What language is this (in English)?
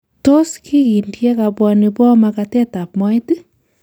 Kalenjin